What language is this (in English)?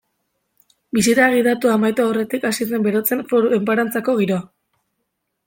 Basque